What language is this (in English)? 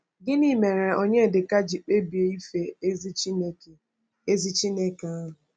Igbo